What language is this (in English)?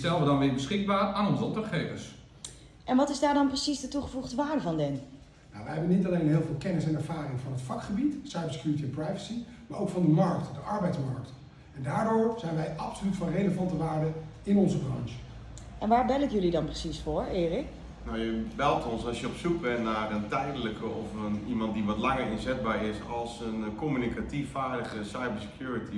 Dutch